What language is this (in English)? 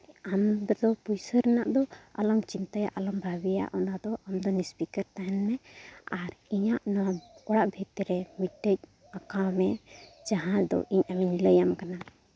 Santali